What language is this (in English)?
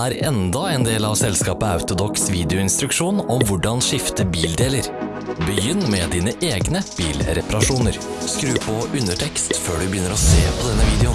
Norwegian